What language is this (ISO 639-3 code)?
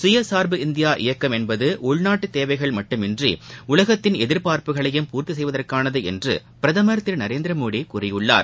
tam